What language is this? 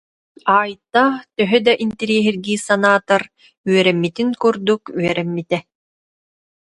Yakut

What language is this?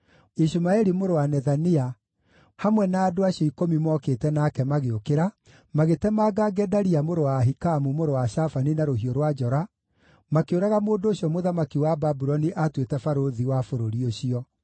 Kikuyu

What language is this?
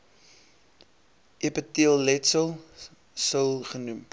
Afrikaans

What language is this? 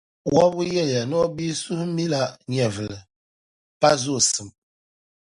Dagbani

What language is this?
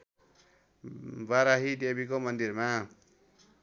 Nepali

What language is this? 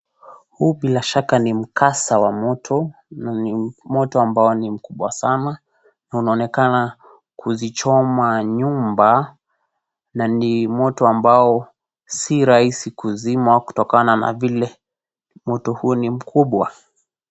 Swahili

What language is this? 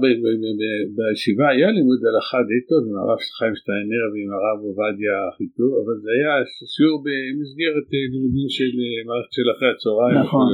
Hebrew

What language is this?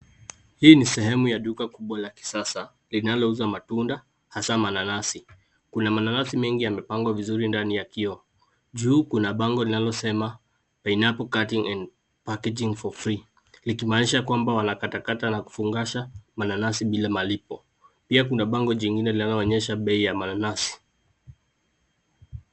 Swahili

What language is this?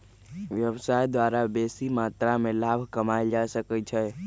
Magahi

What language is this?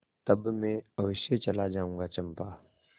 Hindi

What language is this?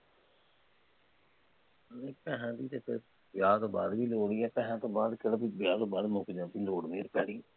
Punjabi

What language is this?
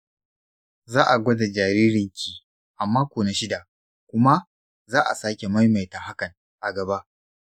Hausa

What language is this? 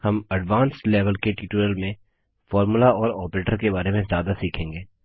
Hindi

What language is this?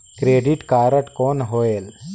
Chhattisgarhi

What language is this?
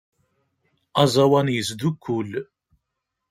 Kabyle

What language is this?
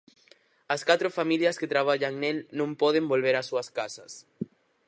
Galician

